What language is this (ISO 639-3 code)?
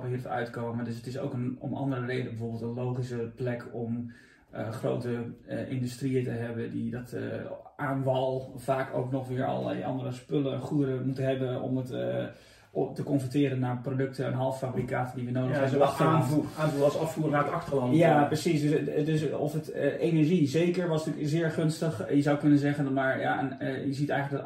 nld